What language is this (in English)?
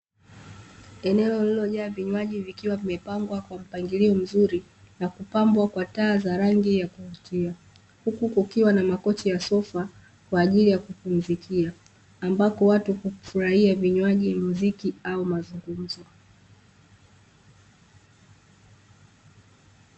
Swahili